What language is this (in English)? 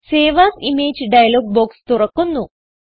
Malayalam